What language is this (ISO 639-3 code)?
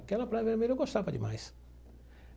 por